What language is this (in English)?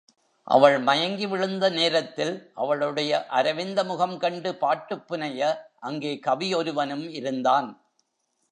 Tamil